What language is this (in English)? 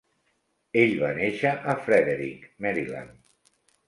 Catalan